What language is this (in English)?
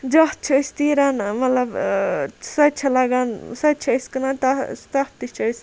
Kashmiri